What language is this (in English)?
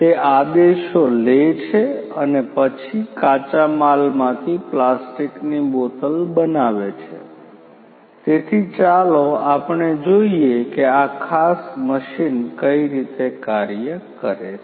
Gujarati